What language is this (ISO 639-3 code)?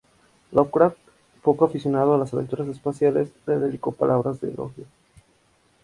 spa